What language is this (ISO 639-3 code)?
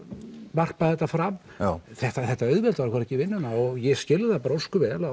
isl